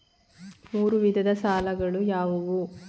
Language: Kannada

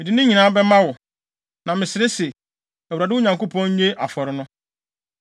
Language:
Akan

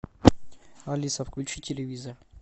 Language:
Russian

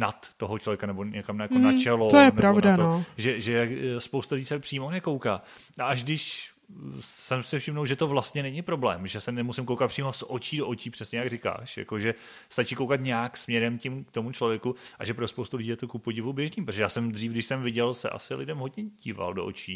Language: Czech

